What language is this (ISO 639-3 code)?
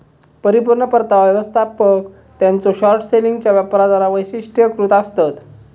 mar